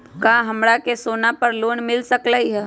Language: Magahi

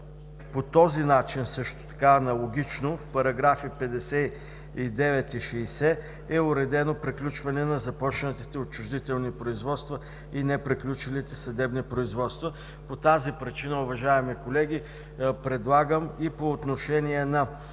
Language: Bulgarian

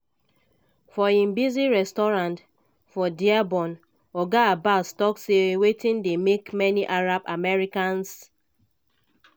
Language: Nigerian Pidgin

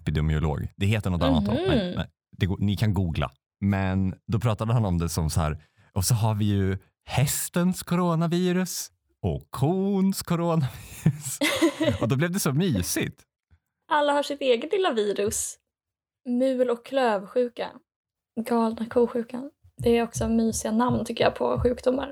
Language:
Swedish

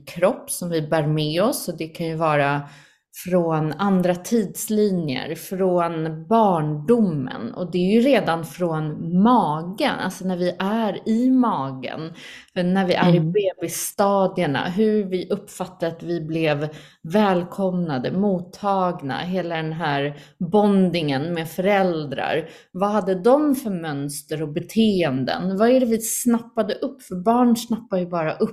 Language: Swedish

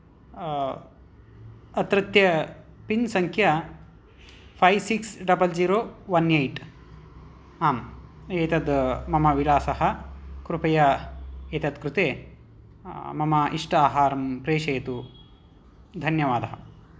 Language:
Sanskrit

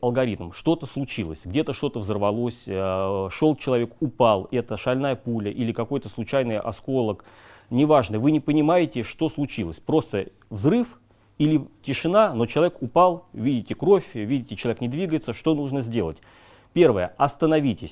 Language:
Russian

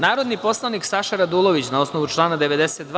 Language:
Serbian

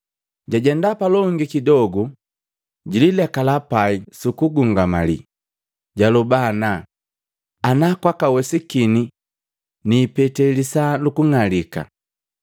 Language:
Matengo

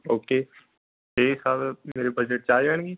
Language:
Punjabi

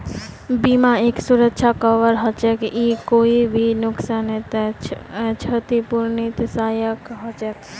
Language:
Magahi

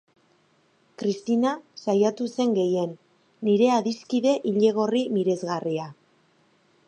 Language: Basque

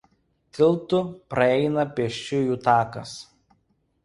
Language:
Lithuanian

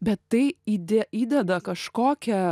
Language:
Lithuanian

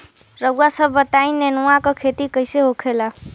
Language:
Bhojpuri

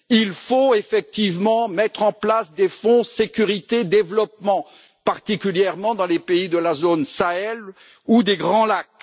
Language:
French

